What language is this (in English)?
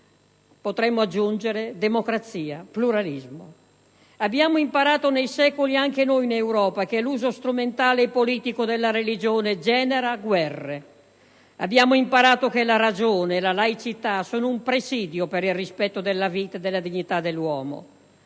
Italian